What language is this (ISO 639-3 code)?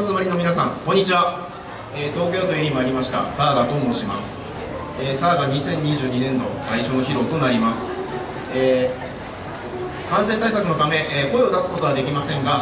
jpn